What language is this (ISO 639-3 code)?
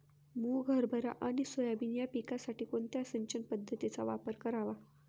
mar